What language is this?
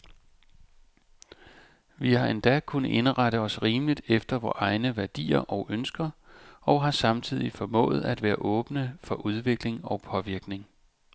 Danish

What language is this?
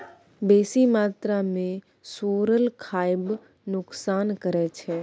Maithili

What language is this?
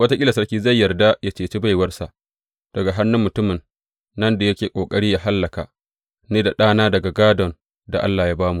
Hausa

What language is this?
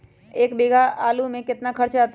Magahi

